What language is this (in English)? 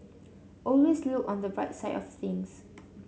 English